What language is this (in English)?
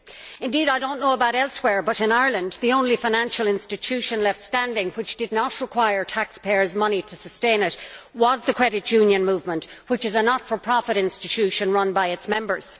English